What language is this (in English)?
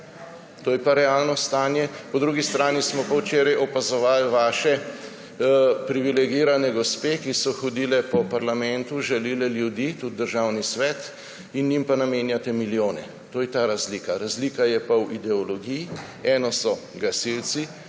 Slovenian